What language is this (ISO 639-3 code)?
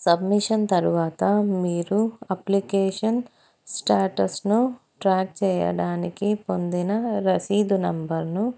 tel